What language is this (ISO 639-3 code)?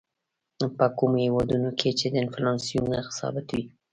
pus